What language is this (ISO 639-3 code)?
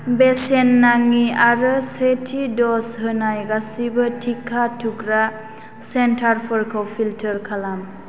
brx